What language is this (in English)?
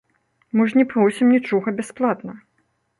Belarusian